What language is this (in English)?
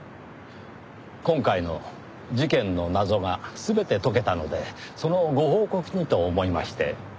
Japanese